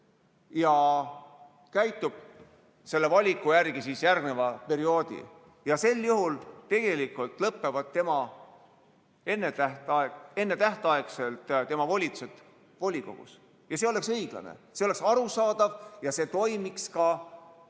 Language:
Estonian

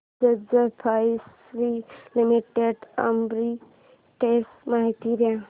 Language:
Marathi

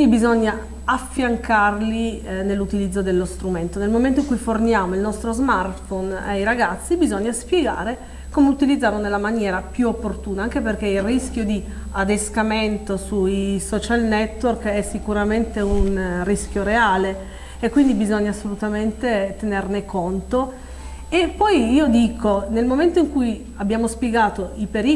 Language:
Italian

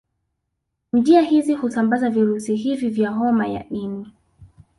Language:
Swahili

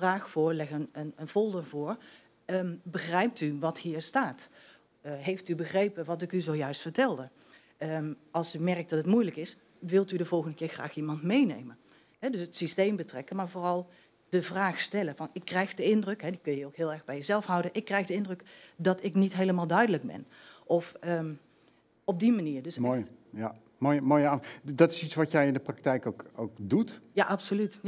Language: Dutch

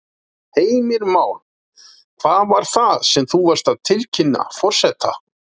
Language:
Icelandic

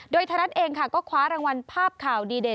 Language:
Thai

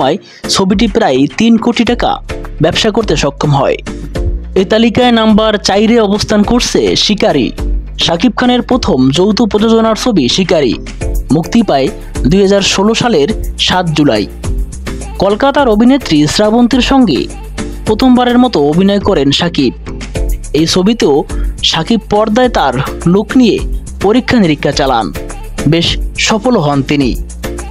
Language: Bangla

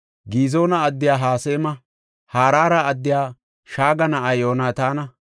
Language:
Gofa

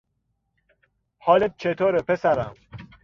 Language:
Persian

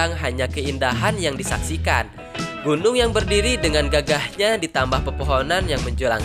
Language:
Indonesian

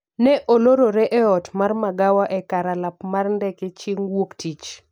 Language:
Luo (Kenya and Tanzania)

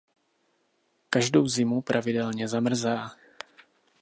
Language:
Czech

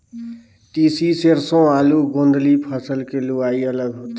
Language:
Chhattisgarhi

